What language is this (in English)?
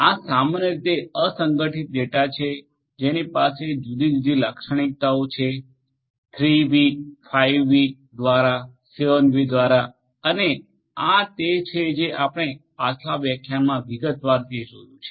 Gujarati